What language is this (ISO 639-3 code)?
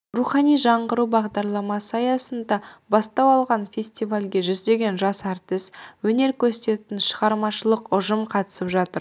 kaz